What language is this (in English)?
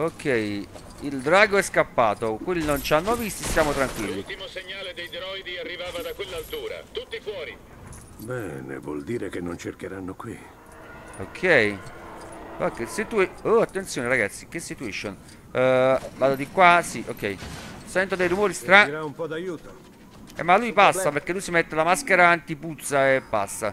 Italian